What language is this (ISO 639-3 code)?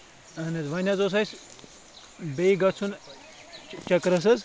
kas